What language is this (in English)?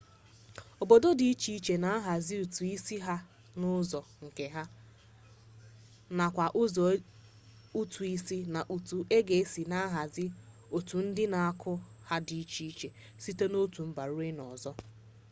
Igbo